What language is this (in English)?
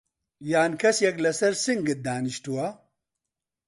Central Kurdish